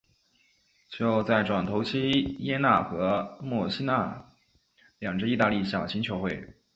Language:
Chinese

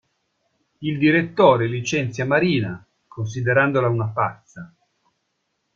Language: Italian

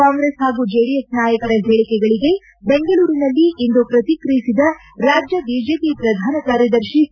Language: Kannada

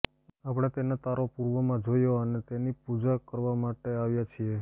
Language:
Gujarati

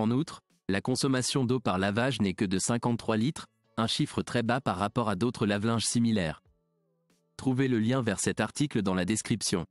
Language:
French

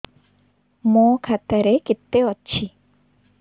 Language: Odia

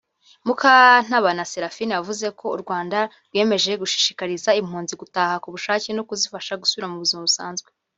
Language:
Kinyarwanda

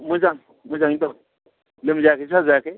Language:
Bodo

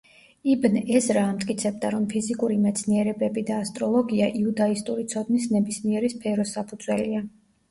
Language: Georgian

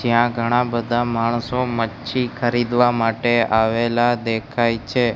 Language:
Gujarati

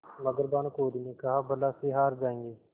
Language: Hindi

